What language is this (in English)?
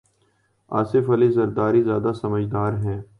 Urdu